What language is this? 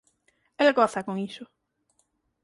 Galician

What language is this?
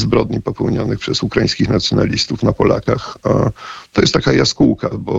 Polish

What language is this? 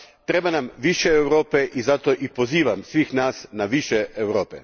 Croatian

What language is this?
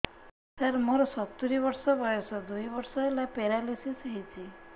Odia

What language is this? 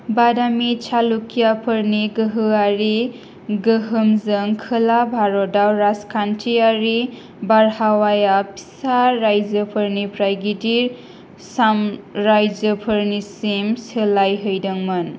Bodo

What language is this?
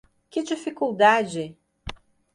Portuguese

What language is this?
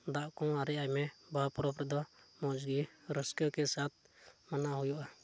Santali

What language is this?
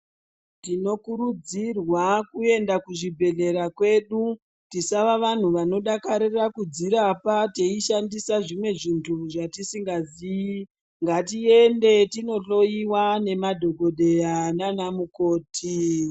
Ndau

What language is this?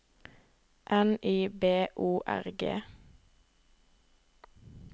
Norwegian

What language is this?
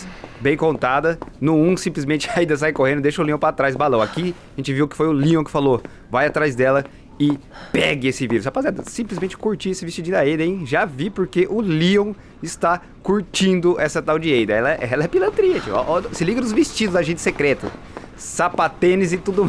Portuguese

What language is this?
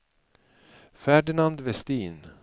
Swedish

